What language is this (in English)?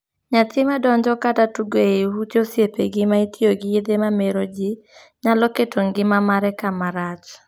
Luo (Kenya and Tanzania)